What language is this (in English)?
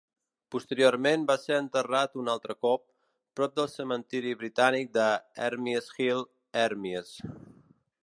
Catalan